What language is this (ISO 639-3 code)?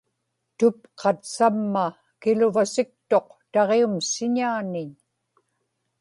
ipk